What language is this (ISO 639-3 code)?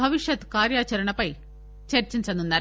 tel